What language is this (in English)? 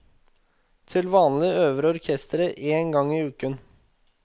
Norwegian